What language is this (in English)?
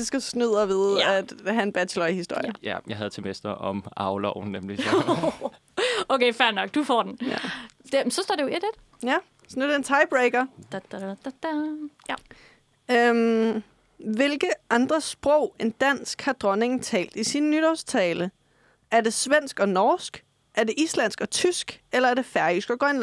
Danish